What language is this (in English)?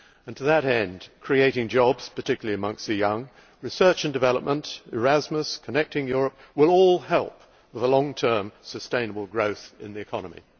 English